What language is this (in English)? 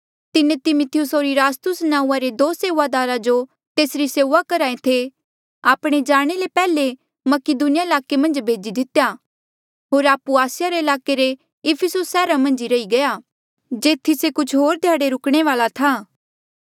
Mandeali